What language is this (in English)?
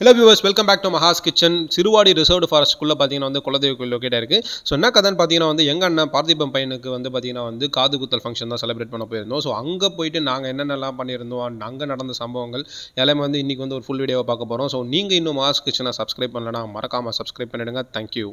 Tamil